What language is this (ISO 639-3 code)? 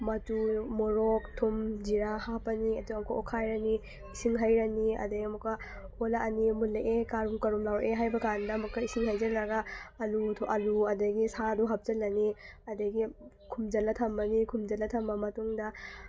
mni